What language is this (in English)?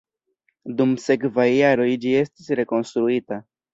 Esperanto